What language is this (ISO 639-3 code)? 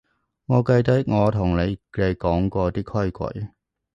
yue